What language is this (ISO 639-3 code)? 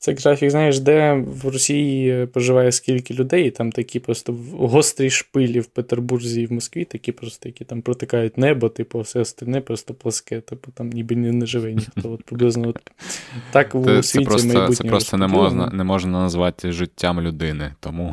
ukr